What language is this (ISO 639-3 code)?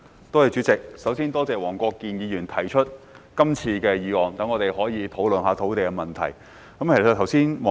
yue